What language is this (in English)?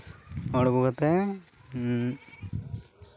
Santali